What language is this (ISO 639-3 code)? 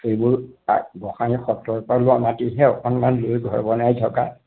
asm